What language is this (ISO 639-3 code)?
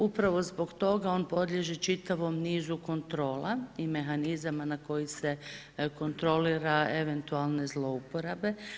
hrv